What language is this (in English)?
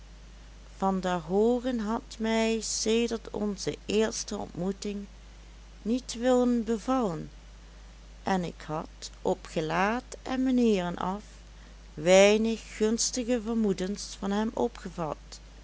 Dutch